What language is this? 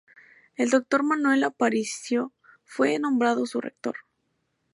Spanish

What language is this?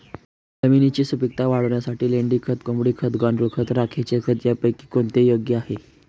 Marathi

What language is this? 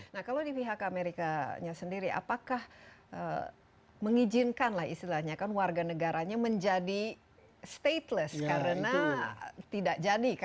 Indonesian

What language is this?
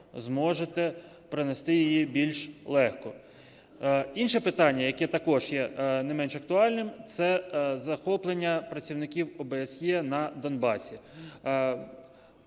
Ukrainian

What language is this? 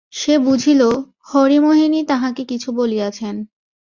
Bangla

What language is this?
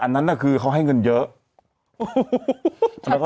Thai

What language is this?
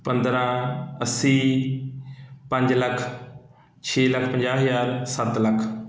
Punjabi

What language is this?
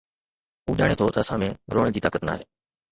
Sindhi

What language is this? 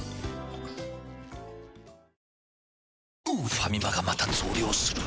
Japanese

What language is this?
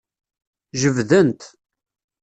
Kabyle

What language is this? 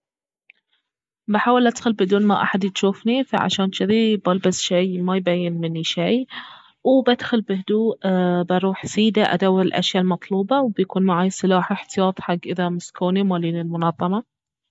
Baharna Arabic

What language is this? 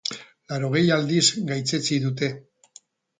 Basque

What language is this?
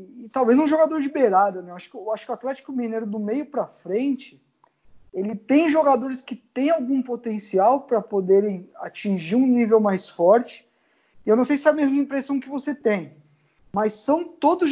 Portuguese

